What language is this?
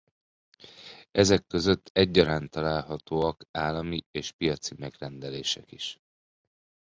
Hungarian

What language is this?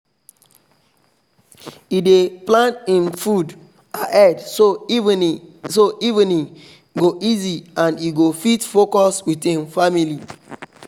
Nigerian Pidgin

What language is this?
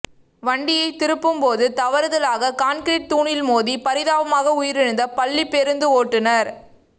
Tamil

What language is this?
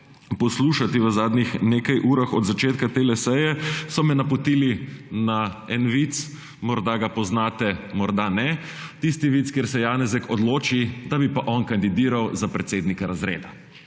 Slovenian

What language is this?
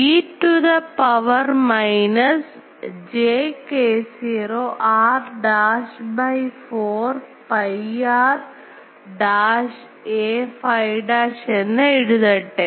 Malayalam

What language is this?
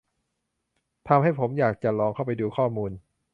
Thai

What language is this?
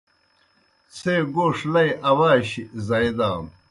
Kohistani Shina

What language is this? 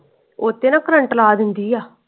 Punjabi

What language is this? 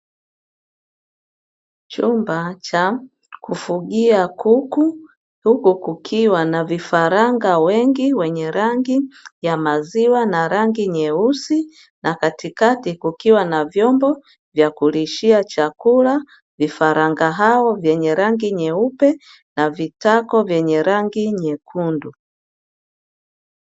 Swahili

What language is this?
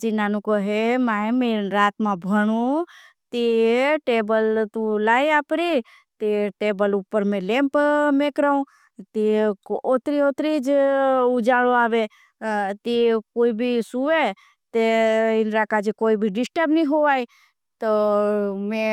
Bhili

